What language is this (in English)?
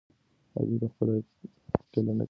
Pashto